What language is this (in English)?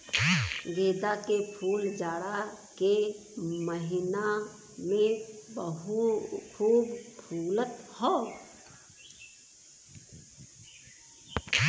Bhojpuri